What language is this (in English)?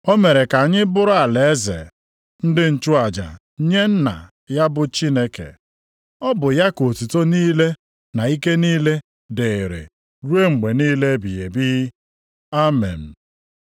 Igbo